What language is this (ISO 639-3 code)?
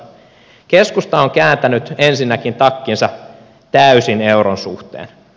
fin